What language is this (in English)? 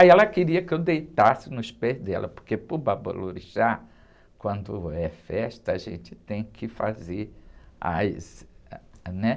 Portuguese